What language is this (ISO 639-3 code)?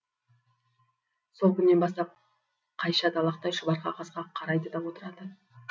kaz